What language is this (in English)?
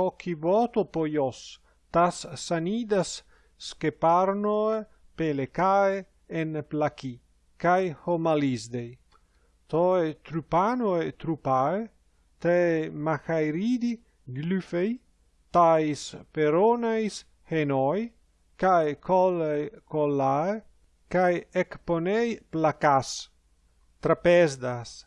Greek